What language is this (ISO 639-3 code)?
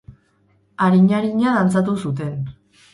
eus